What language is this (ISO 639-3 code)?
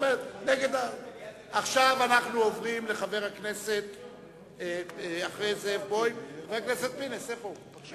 heb